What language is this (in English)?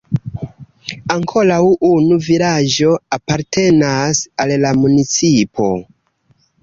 Esperanto